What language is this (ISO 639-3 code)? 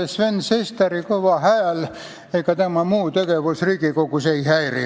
est